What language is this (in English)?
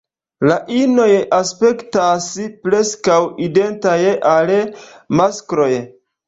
Esperanto